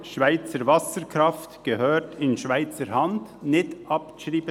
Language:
Swiss German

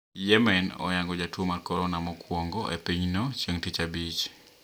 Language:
Luo (Kenya and Tanzania)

